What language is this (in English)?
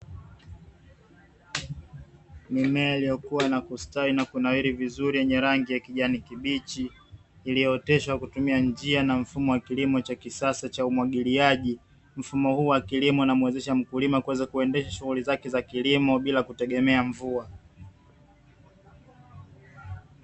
Swahili